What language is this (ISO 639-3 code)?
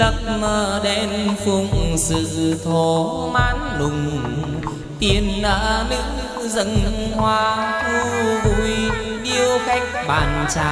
vie